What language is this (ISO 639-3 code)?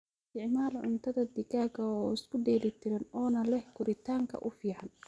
som